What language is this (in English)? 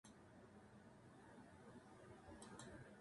Japanese